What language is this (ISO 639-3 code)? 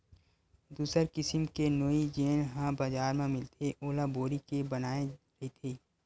hne